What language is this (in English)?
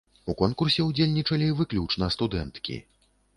Belarusian